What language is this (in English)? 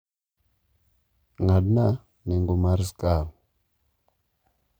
Luo (Kenya and Tanzania)